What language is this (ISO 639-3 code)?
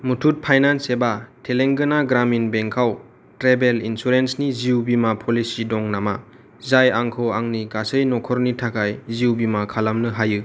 brx